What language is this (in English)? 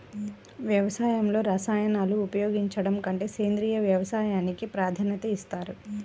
Telugu